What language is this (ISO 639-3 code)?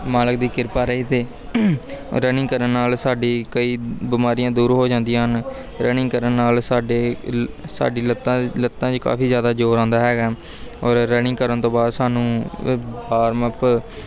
pan